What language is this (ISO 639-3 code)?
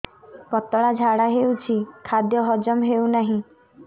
ori